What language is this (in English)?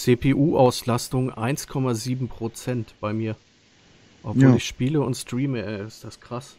German